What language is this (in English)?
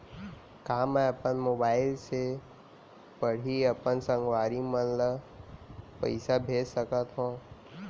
Chhattisgarhi